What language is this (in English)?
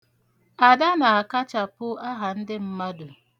Igbo